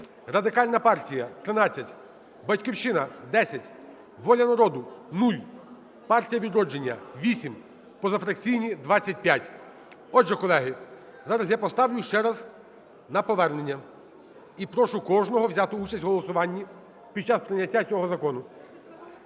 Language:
Ukrainian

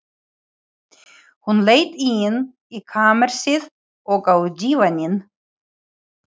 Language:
Icelandic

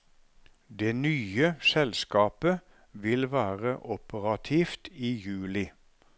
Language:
Norwegian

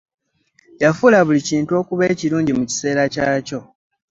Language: Ganda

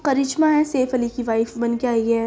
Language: Urdu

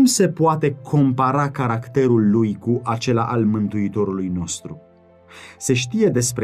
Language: Romanian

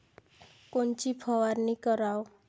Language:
Marathi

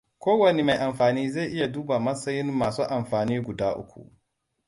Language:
Hausa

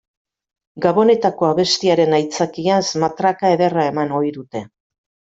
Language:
Basque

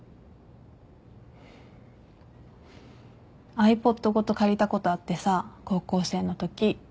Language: Japanese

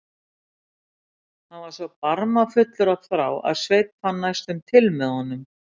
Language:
Icelandic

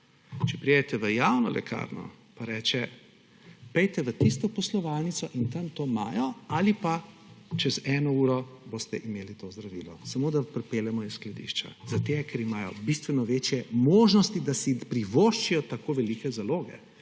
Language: Slovenian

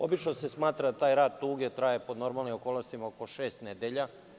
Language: Serbian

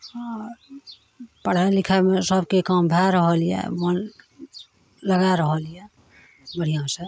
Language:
Maithili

